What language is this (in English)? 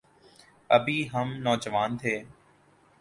Urdu